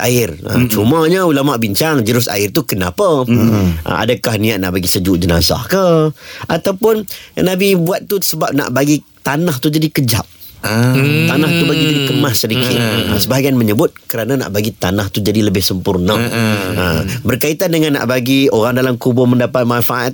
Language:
Malay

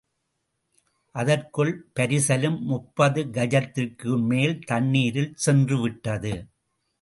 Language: Tamil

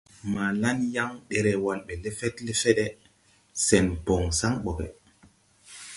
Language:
Tupuri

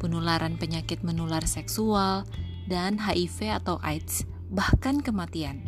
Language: Indonesian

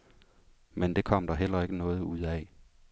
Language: Danish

